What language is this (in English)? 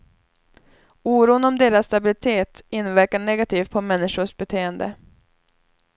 Swedish